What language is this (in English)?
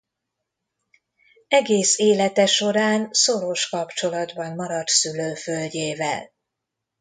Hungarian